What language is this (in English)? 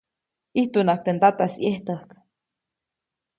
Copainalá Zoque